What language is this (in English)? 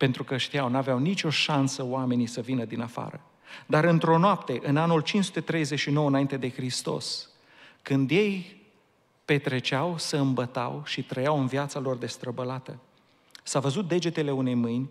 Romanian